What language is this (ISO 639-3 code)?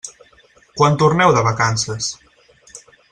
cat